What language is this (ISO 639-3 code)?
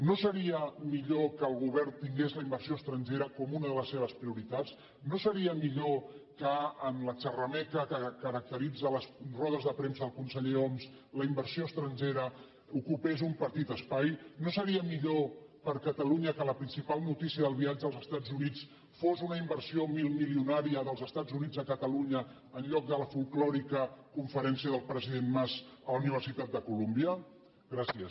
cat